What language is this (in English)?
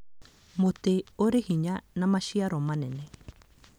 Kikuyu